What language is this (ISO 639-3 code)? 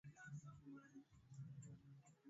swa